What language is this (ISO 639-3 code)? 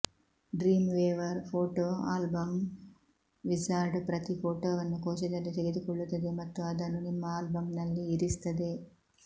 kan